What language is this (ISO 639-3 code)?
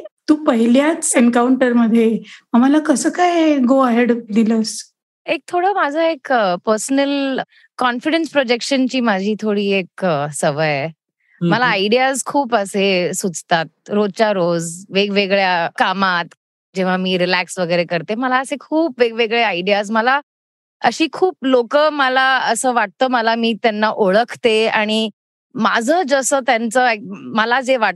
mar